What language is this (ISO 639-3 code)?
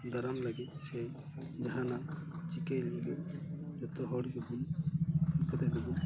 sat